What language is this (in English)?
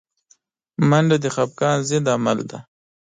Pashto